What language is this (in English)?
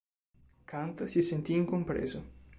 Italian